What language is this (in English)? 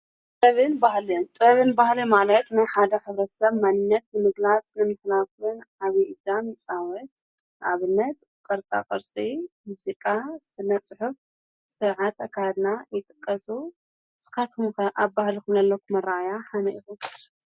Tigrinya